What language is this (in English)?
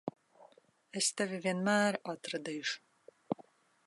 Latvian